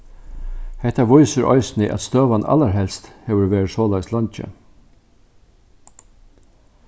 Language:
Faroese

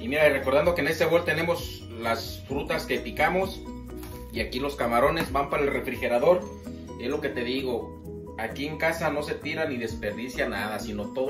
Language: Spanish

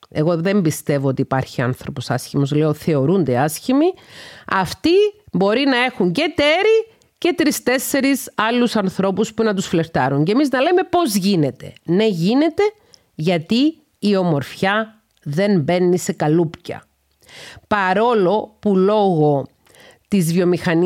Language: Greek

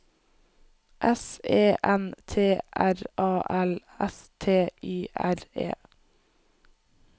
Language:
Norwegian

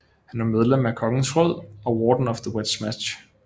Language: Danish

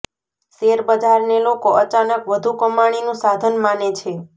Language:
Gujarati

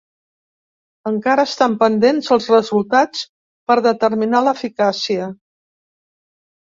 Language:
Catalan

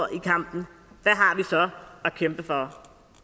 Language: Danish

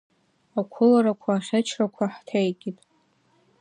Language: Abkhazian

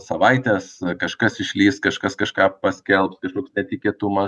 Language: Lithuanian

